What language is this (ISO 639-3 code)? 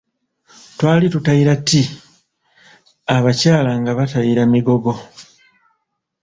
lug